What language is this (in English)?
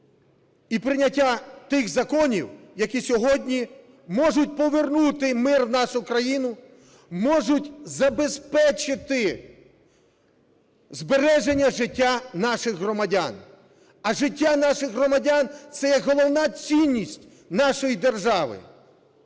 Ukrainian